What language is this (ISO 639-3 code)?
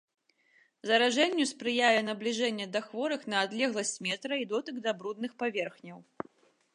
bel